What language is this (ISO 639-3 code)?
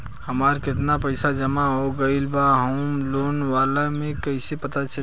bho